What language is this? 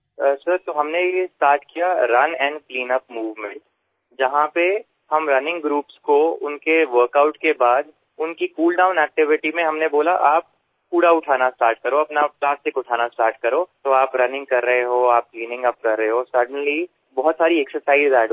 Bangla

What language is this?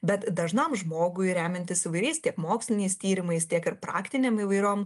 Lithuanian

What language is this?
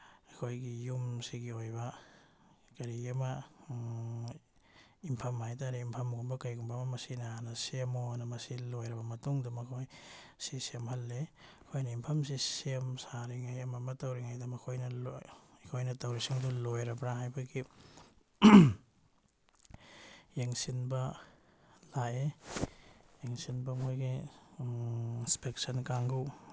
Manipuri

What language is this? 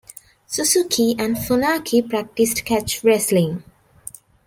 English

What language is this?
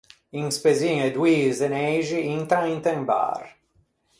Ligurian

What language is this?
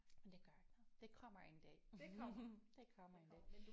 Danish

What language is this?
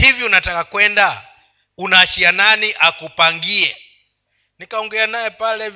Swahili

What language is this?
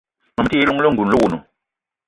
Eton (Cameroon)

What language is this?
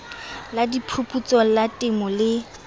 Southern Sotho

